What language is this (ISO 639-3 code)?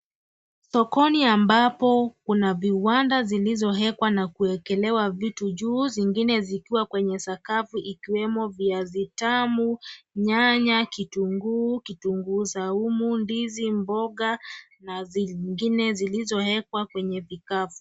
swa